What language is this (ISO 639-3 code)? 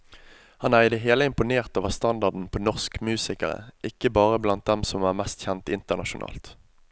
nor